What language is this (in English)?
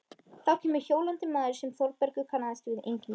Icelandic